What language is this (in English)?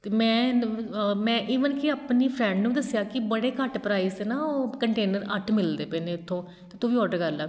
Punjabi